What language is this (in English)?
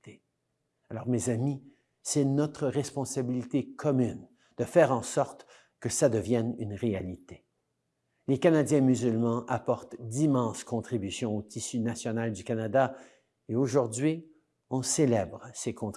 French